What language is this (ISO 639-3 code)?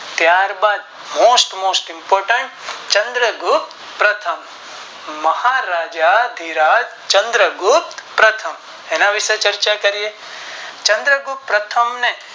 guj